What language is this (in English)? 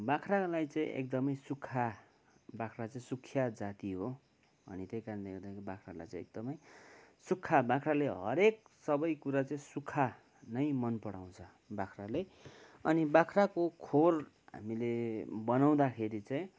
Nepali